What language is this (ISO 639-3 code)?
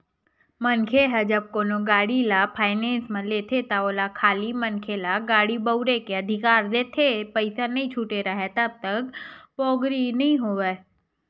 hne